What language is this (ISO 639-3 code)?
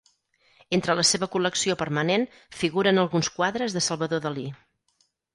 cat